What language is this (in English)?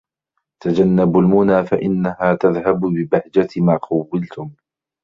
Arabic